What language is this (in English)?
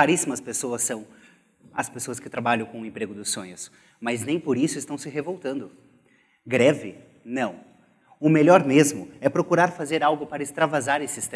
Portuguese